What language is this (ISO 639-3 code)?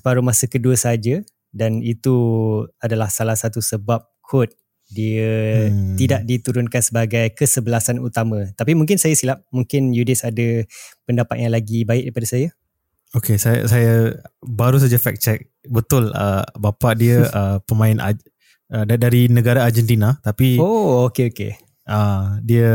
msa